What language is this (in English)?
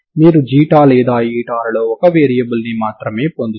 Telugu